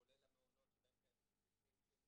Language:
Hebrew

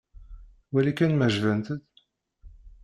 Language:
Kabyle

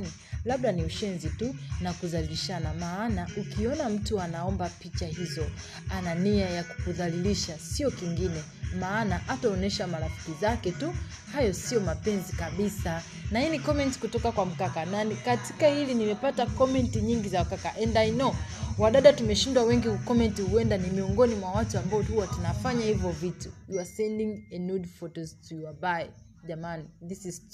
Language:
Swahili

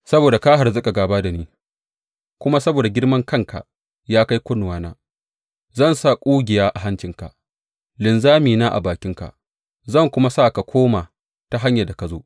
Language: Hausa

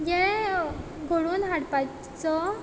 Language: Konkani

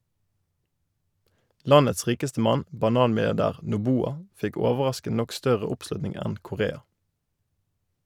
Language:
Norwegian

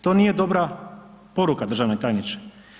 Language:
Croatian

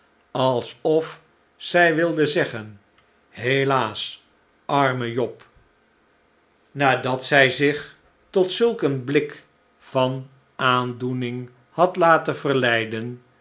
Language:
Dutch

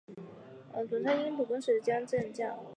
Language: Chinese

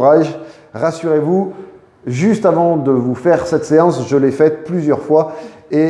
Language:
French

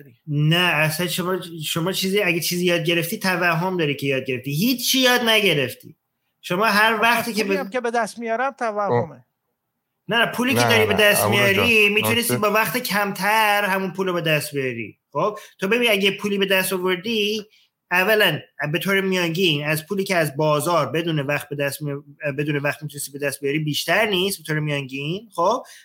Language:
Persian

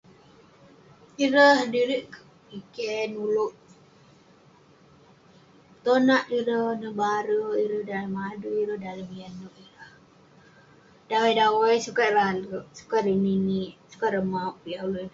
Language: Western Penan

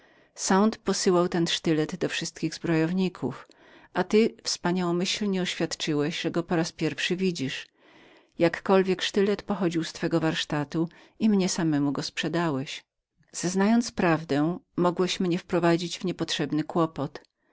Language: Polish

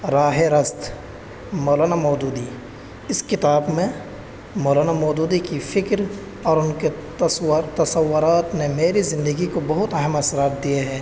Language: Urdu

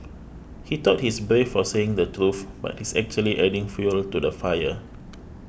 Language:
English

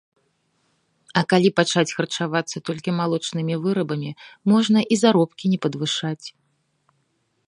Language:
Belarusian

